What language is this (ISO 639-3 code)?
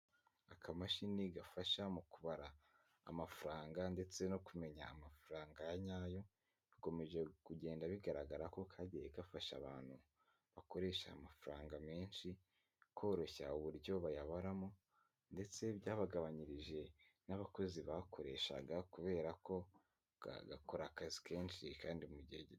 kin